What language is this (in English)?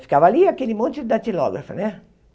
Portuguese